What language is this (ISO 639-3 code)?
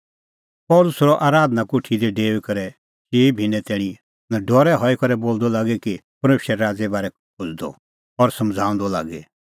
kfx